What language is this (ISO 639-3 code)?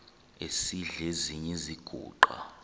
xho